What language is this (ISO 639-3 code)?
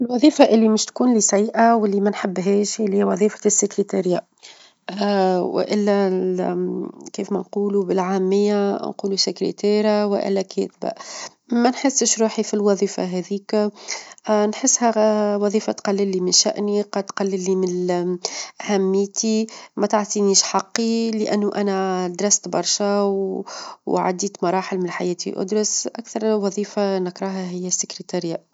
aeb